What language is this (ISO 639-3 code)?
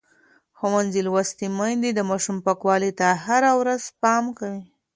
pus